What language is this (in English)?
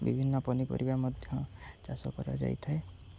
Odia